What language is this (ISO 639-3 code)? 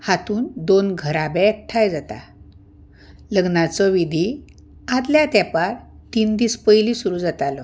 kok